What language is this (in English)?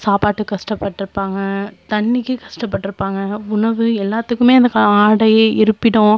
Tamil